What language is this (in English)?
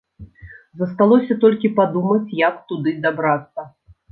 Belarusian